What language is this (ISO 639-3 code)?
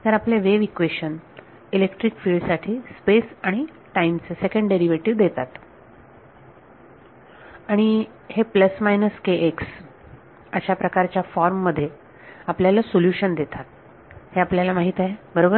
mar